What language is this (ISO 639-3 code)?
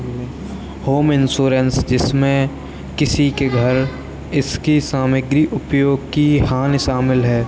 hin